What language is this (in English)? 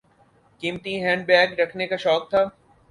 Urdu